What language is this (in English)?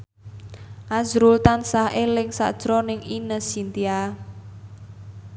Javanese